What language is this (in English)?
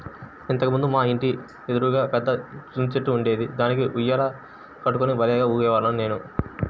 Telugu